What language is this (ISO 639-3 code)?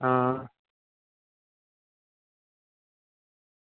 guj